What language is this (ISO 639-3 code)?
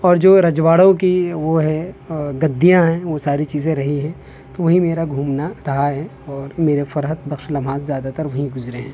urd